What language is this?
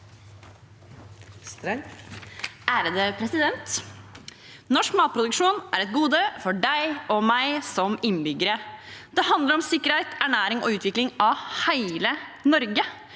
Norwegian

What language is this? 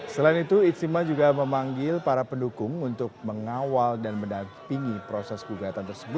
Indonesian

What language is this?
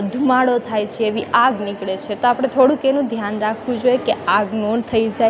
Gujarati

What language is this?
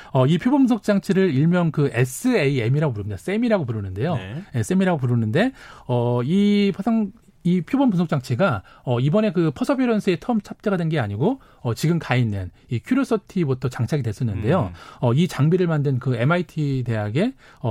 Korean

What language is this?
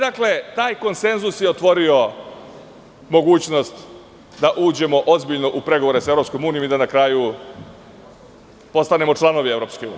Serbian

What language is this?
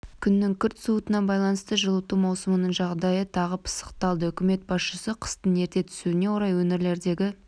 Kazakh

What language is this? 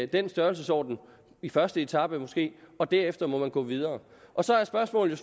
Danish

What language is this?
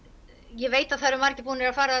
Icelandic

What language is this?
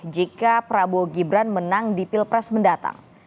Indonesian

